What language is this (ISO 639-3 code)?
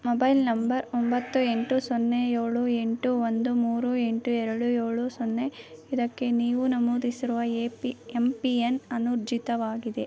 kan